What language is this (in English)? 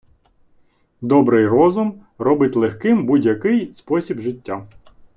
Ukrainian